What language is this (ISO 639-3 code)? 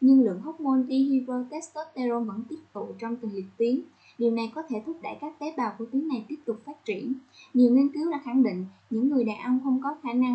vie